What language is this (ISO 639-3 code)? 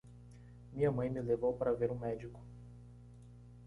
por